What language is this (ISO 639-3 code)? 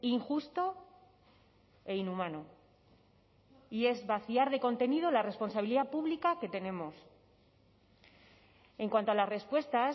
spa